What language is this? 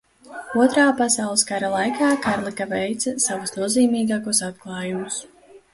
Latvian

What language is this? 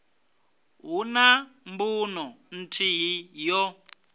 Venda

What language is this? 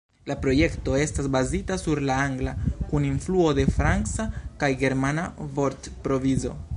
Esperanto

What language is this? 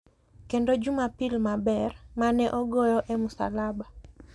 Luo (Kenya and Tanzania)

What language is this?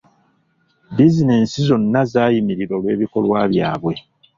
Ganda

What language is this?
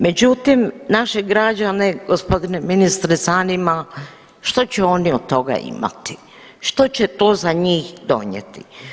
Croatian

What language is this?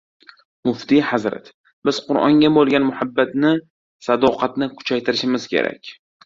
Uzbek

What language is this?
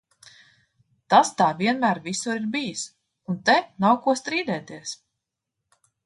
Latvian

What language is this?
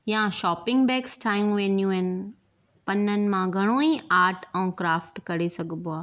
Sindhi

